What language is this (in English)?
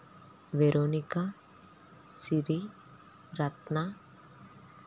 Telugu